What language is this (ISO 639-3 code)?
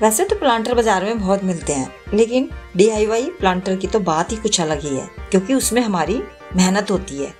hin